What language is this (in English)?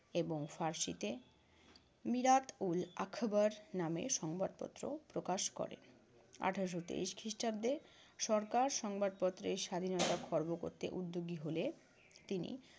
Bangla